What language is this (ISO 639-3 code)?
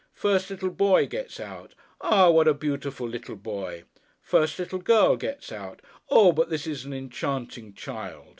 eng